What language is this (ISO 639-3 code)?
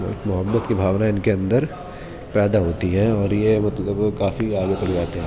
urd